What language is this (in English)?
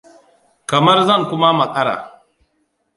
Hausa